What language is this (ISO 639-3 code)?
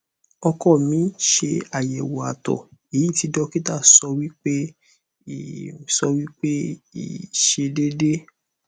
yor